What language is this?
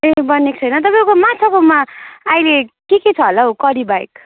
Nepali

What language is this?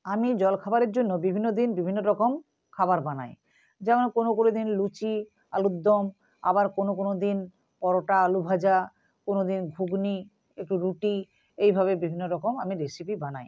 Bangla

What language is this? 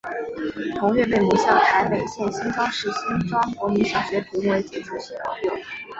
Chinese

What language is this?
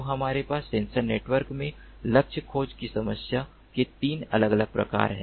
Hindi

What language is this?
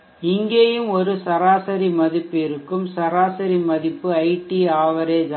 Tamil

